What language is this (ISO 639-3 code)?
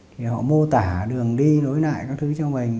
vie